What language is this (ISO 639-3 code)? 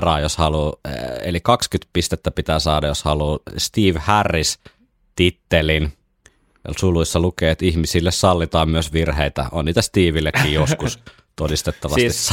fin